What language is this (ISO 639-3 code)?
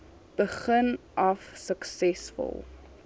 afr